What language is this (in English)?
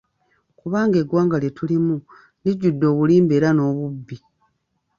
Ganda